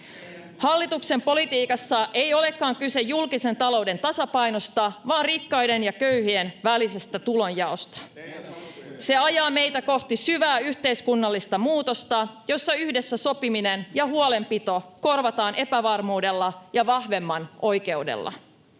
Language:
Finnish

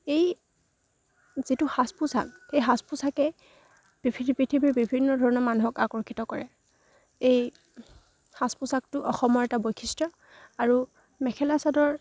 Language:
Assamese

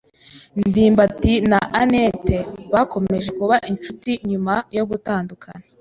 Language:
Kinyarwanda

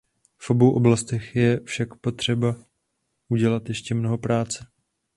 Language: Czech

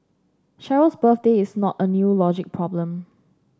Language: English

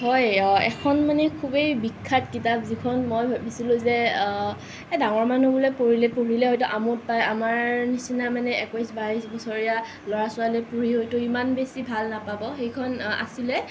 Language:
Assamese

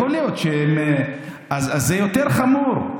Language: Hebrew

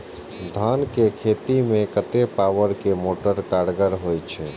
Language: Maithili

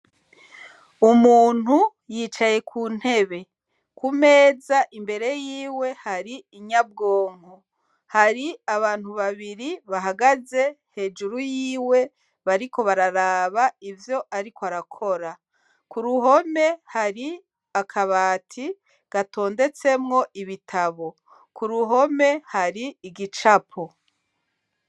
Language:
Rundi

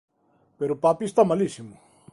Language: Galician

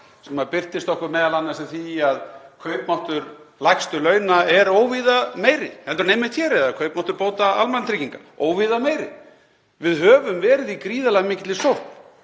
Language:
Icelandic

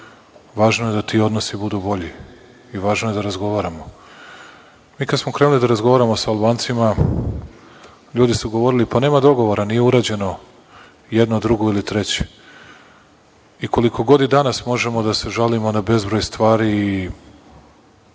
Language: Serbian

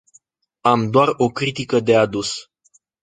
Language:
Romanian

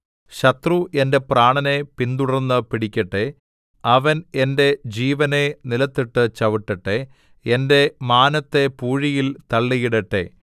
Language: Malayalam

